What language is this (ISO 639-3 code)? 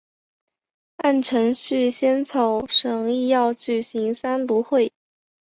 zho